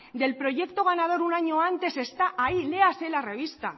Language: Spanish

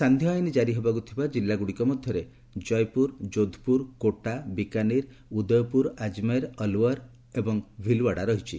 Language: Odia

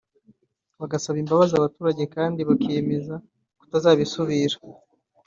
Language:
Kinyarwanda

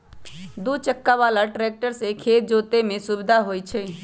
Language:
Magahi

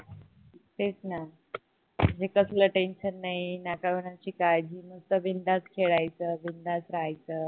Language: Marathi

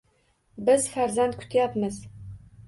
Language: Uzbek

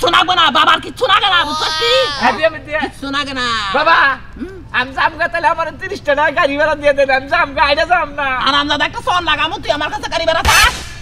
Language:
Arabic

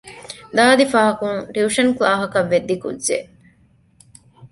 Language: Divehi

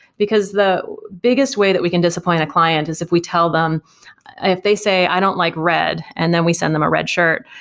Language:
English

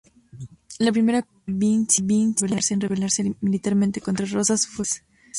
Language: Spanish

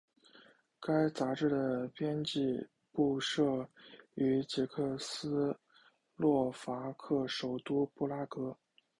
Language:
Chinese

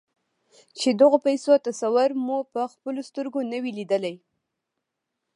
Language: Pashto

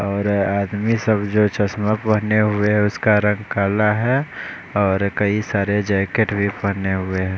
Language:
Hindi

